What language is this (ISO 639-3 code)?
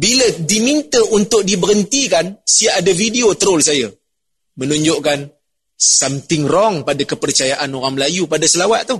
msa